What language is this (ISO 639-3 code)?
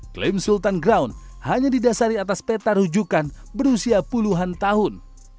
ind